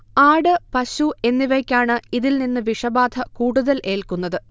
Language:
Malayalam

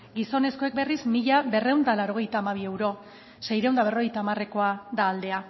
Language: Basque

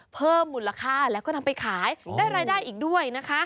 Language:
Thai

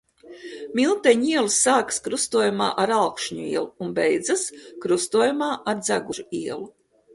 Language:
Latvian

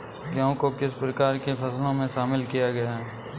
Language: Hindi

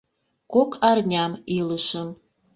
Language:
Mari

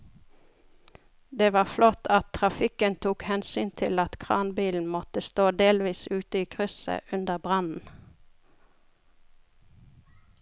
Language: Norwegian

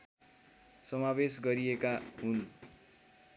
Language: Nepali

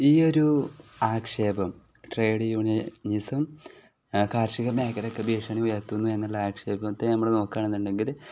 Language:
Malayalam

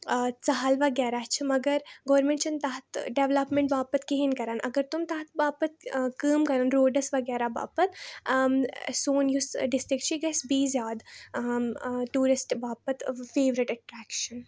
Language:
Kashmiri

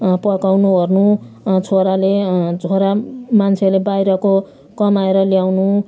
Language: Nepali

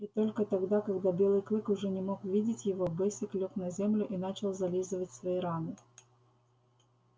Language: Russian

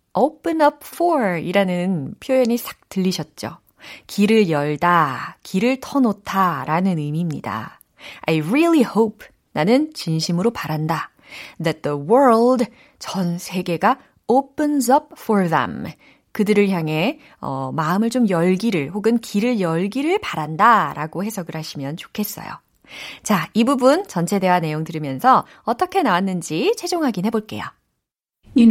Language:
Korean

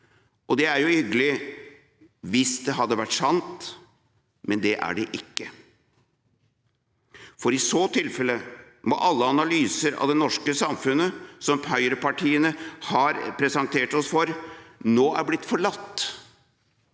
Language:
Norwegian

